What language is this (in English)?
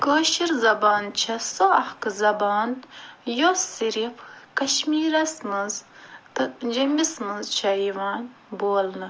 Kashmiri